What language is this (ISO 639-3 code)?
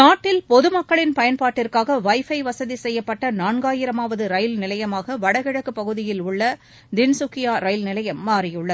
tam